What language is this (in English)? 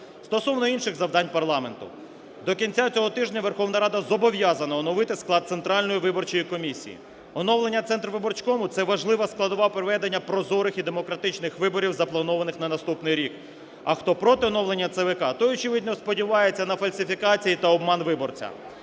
Ukrainian